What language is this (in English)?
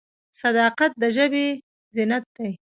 Pashto